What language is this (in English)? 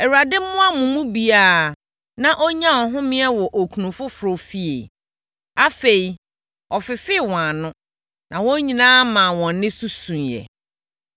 Akan